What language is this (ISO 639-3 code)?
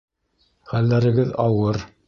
bak